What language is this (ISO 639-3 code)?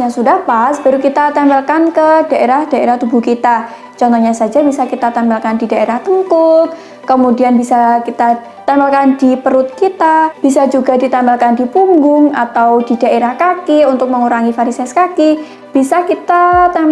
ind